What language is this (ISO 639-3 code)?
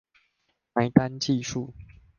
zho